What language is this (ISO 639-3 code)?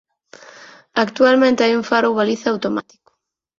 glg